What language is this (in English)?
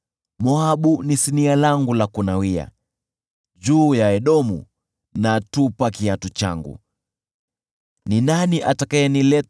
Swahili